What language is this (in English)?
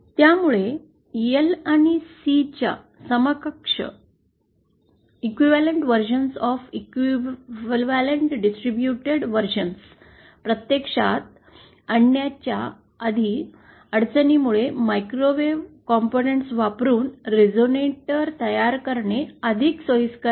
Marathi